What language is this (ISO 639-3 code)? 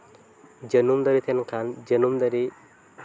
sat